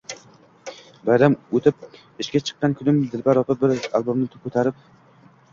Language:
Uzbek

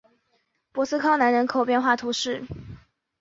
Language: Chinese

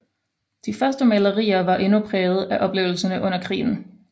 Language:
Danish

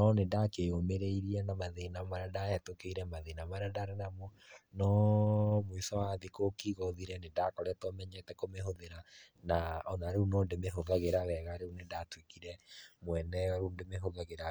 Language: Kikuyu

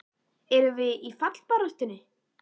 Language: Icelandic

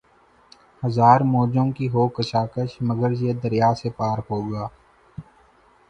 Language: Urdu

